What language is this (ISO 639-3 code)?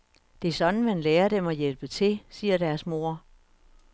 dan